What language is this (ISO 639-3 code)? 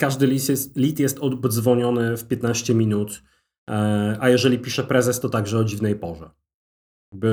pol